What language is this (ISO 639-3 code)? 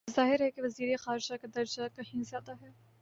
urd